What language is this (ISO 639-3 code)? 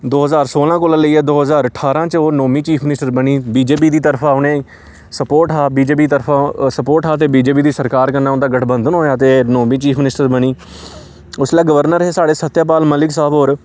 doi